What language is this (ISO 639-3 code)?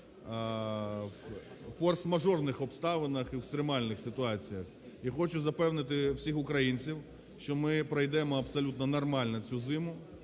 ukr